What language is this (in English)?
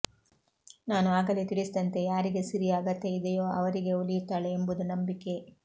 Kannada